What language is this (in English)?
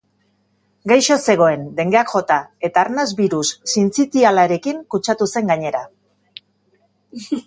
Basque